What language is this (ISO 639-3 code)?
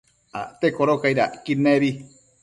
mcf